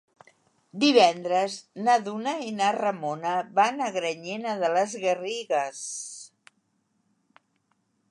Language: Catalan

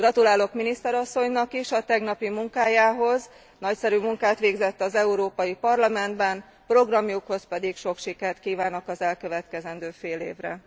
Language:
Hungarian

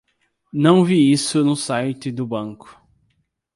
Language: Portuguese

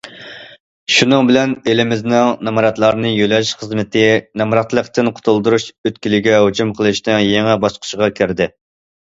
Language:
Uyghur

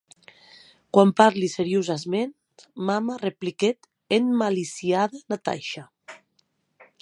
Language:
Occitan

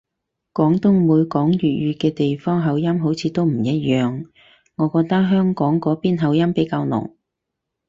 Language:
Cantonese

